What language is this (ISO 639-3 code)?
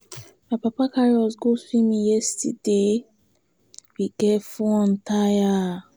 pcm